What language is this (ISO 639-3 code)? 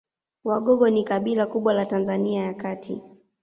swa